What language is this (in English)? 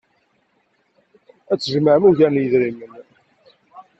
Kabyle